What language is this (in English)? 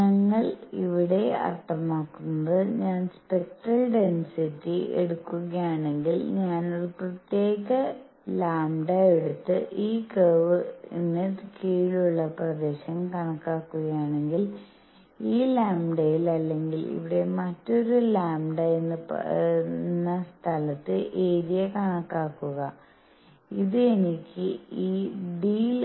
Malayalam